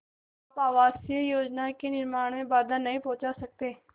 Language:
Hindi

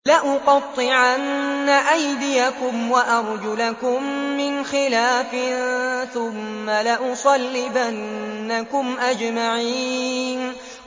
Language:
Arabic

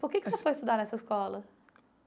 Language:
Portuguese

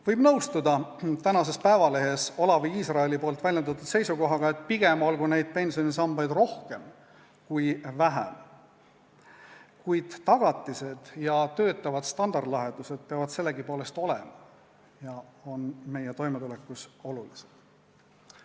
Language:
Estonian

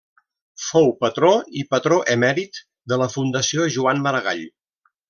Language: Catalan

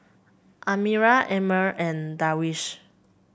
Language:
English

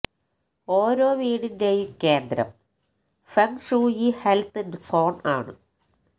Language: Malayalam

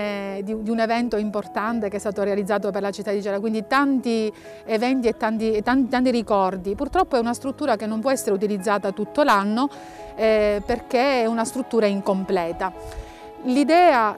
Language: Italian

